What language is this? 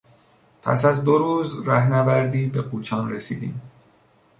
Persian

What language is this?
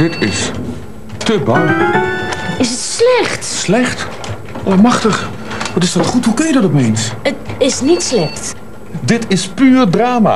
Dutch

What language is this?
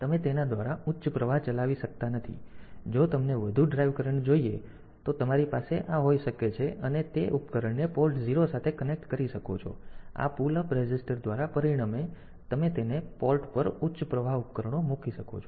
Gujarati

